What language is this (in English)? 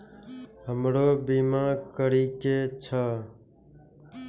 Maithili